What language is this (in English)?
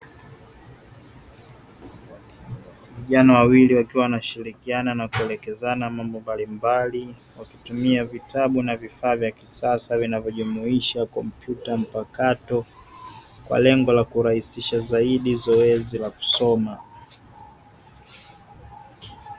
Swahili